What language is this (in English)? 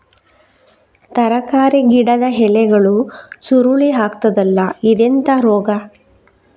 Kannada